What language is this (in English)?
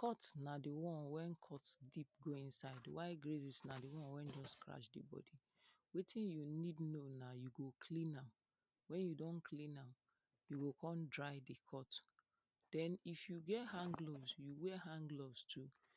Nigerian Pidgin